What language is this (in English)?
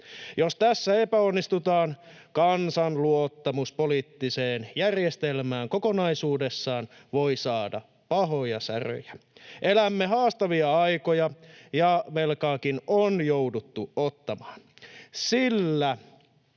Finnish